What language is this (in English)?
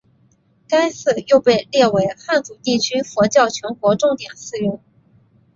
Chinese